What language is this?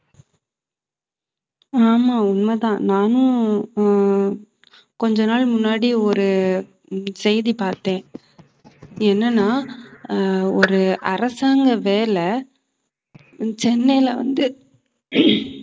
Tamil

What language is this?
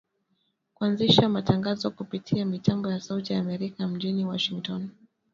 Swahili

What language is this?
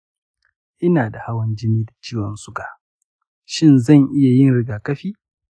Hausa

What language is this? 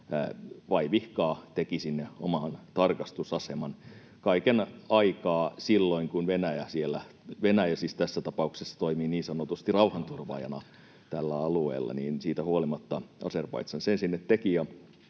Finnish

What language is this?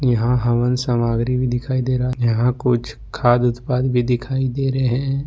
Hindi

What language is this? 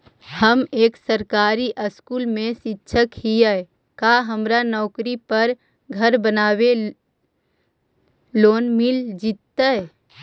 Magahi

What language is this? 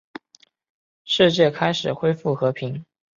Chinese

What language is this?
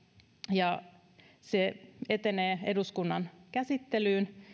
Finnish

